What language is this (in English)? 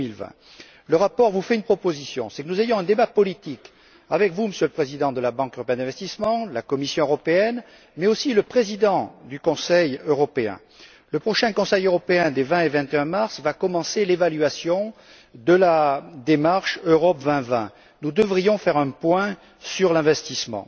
French